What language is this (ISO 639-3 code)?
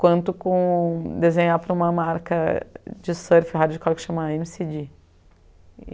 por